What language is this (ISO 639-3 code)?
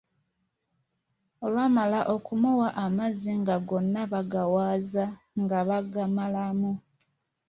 lug